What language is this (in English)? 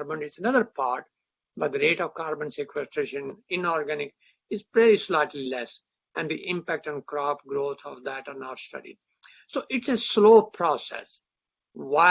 English